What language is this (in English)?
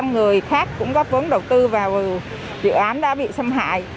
Vietnamese